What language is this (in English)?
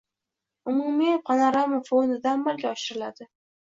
Uzbek